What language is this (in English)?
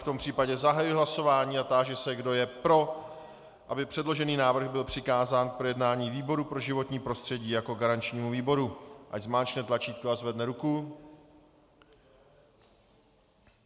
Czech